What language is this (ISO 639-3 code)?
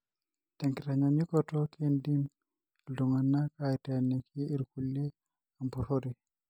mas